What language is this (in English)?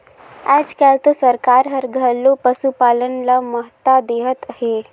Chhattisgarhi